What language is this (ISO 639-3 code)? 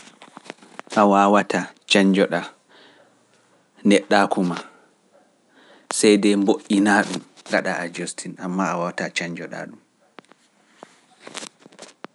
fuf